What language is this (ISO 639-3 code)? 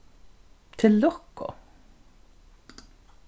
fao